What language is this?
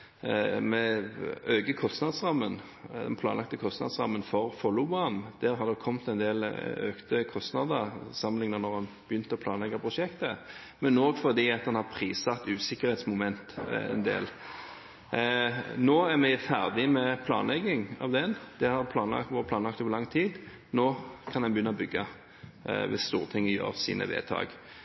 Norwegian Bokmål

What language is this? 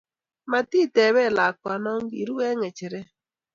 Kalenjin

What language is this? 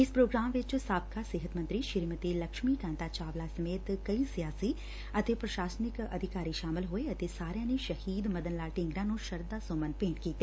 Punjabi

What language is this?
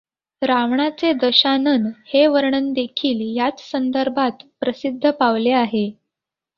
Marathi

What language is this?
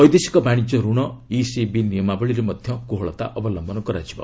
Odia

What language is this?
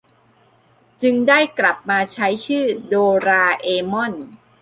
Thai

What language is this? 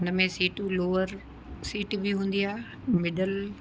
Sindhi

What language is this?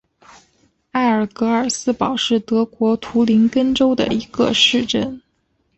Chinese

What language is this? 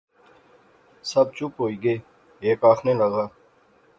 Pahari-Potwari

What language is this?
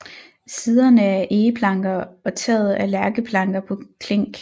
Danish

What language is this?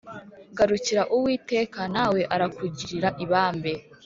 Kinyarwanda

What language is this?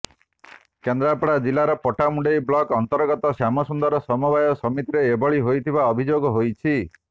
Odia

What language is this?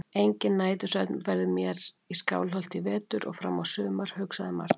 Icelandic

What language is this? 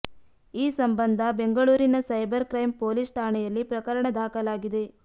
Kannada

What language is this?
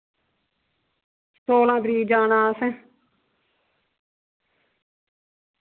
Dogri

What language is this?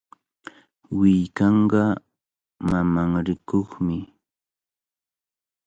Cajatambo North Lima Quechua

